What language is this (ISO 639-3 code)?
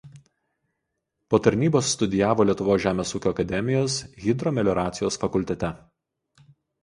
lit